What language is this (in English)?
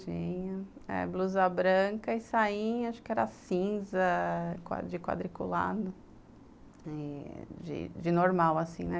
Portuguese